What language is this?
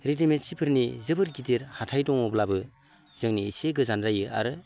Bodo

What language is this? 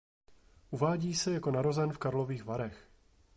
Czech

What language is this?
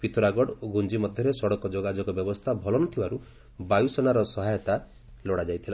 Odia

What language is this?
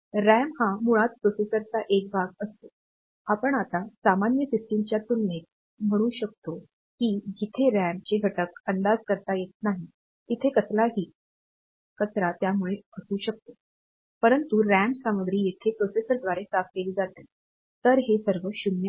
Marathi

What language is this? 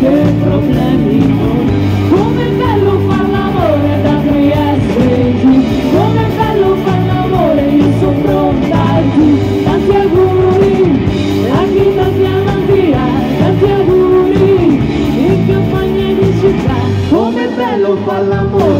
Romanian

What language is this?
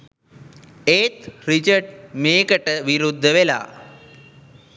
Sinhala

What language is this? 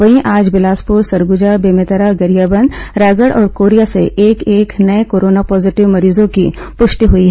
Hindi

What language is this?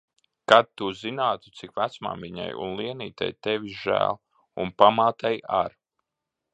Latvian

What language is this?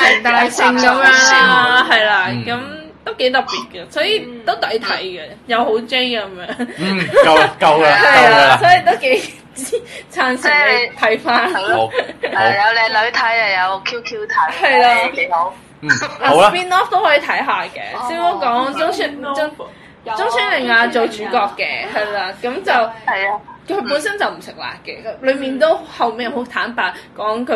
Chinese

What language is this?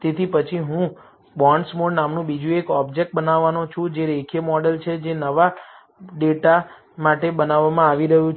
Gujarati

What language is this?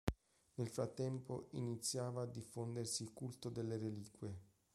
Italian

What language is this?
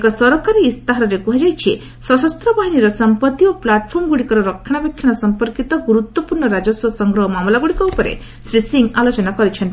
Odia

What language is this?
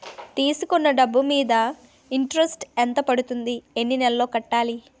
Telugu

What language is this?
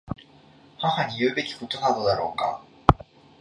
Japanese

